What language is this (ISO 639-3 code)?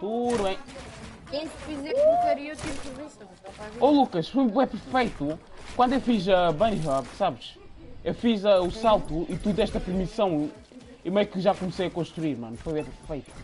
por